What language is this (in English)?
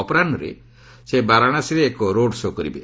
Odia